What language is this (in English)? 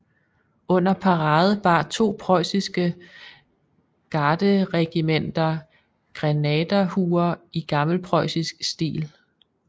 Danish